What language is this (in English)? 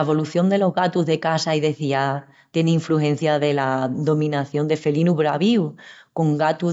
Extremaduran